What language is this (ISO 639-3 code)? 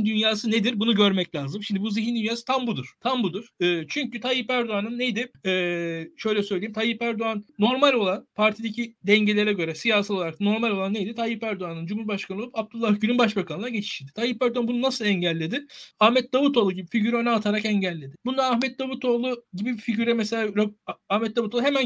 tur